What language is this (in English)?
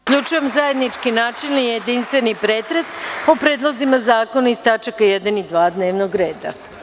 Serbian